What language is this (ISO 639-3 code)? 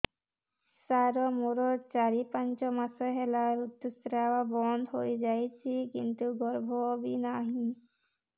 ori